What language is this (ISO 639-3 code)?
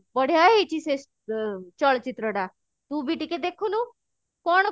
ori